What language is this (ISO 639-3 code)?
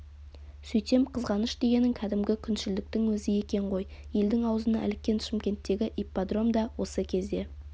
kaz